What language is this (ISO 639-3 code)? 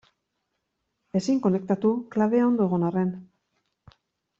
eus